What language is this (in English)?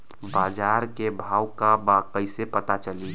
Bhojpuri